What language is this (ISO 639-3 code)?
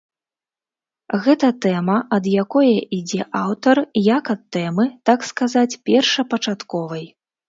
bel